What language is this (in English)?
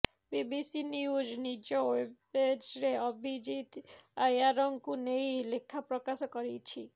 Odia